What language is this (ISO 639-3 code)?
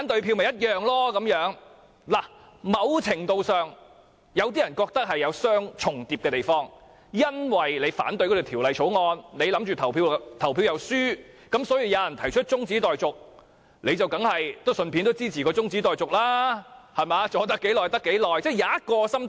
yue